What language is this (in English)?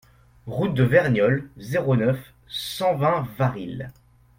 French